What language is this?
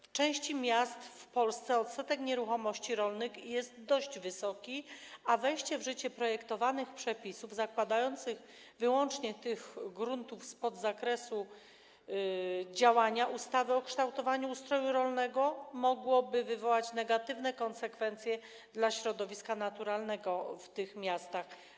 Polish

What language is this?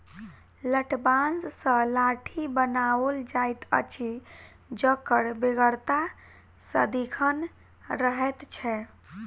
Maithili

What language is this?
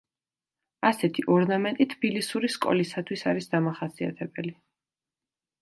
Georgian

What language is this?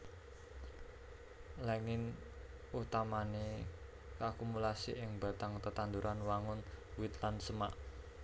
Javanese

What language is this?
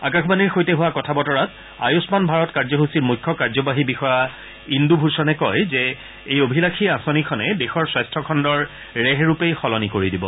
Assamese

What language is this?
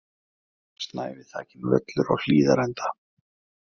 Icelandic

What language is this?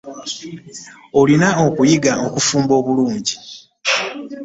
Ganda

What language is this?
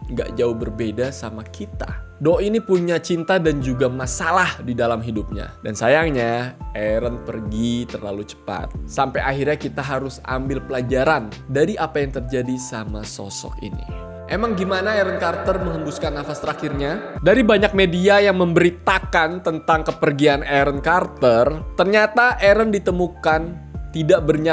Indonesian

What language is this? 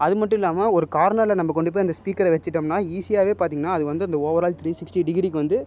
Tamil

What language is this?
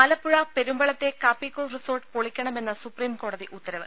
Malayalam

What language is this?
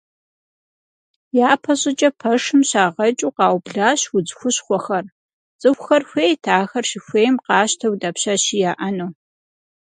Kabardian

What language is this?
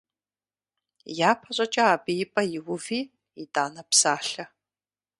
Kabardian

